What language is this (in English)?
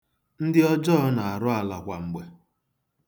Igbo